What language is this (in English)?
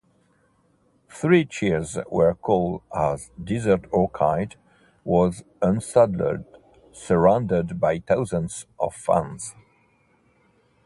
English